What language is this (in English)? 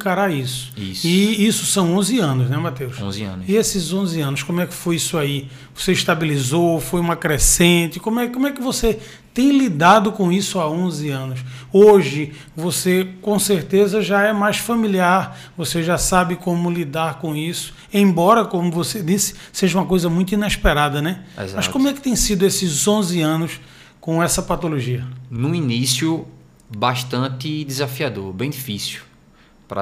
Portuguese